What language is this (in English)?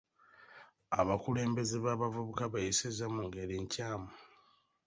Ganda